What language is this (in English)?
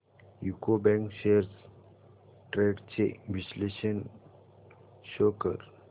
Marathi